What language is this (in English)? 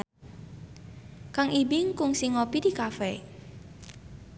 Sundanese